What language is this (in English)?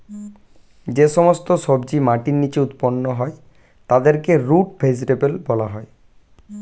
Bangla